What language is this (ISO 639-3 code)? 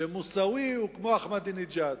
heb